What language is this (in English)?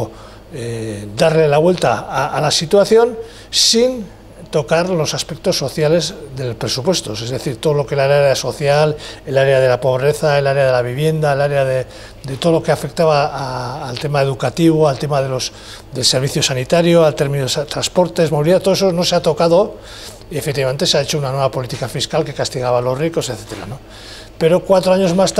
Spanish